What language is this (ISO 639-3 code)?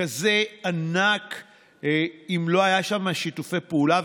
heb